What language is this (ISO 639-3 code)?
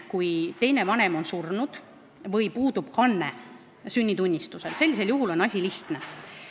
est